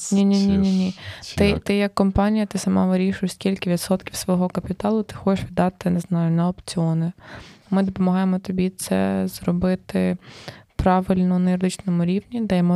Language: Ukrainian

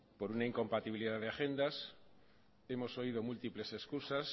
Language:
Spanish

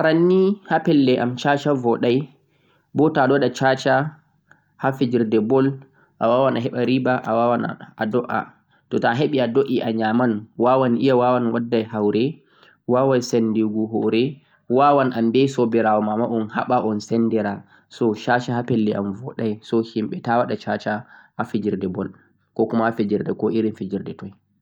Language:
Central-Eastern Niger Fulfulde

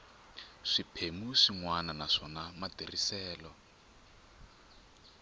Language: Tsonga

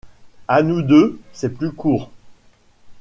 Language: French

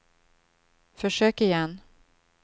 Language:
Swedish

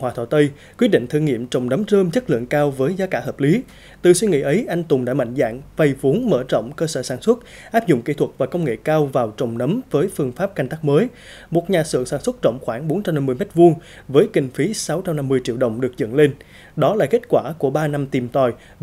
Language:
Vietnamese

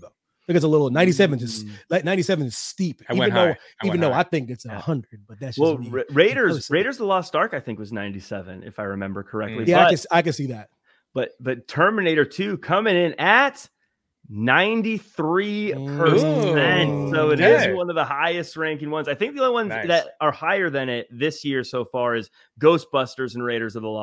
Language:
English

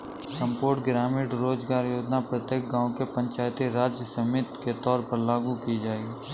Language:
Hindi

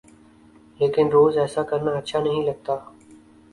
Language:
Urdu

